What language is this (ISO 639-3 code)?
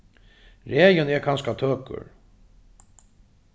fao